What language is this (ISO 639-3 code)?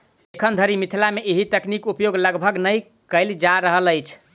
mai